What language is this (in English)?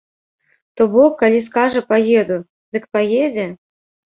Belarusian